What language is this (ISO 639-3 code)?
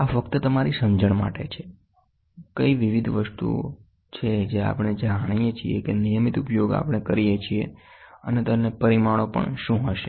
guj